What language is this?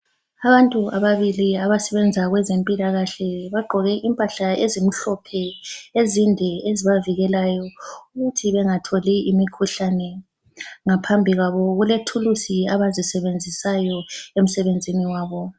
North Ndebele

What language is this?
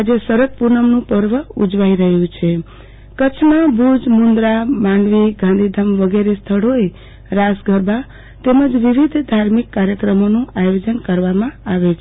Gujarati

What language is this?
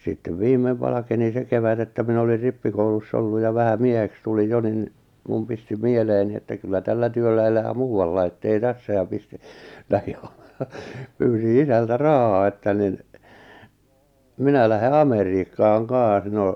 Finnish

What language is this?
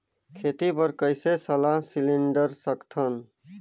Chhattisgarhi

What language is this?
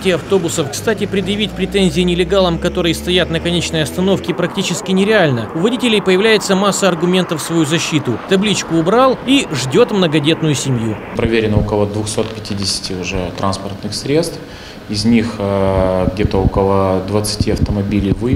Russian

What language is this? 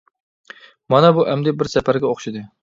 Uyghur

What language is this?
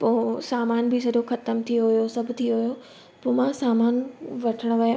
Sindhi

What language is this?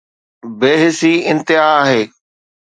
Sindhi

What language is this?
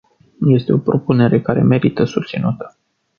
Romanian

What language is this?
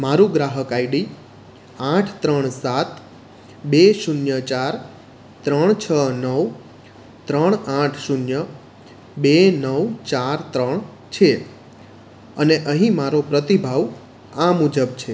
Gujarati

